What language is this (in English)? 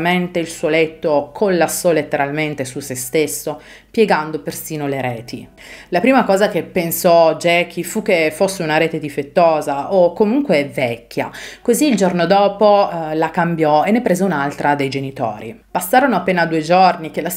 Italian